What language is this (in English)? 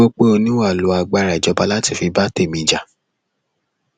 Yoruba